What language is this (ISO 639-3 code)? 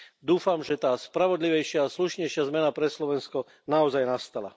slk